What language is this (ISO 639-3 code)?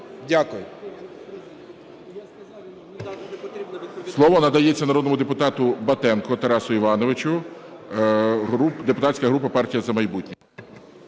ukr